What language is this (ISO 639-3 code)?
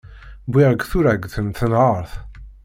kab